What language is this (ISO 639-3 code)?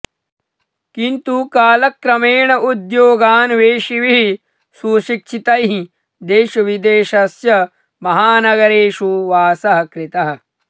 san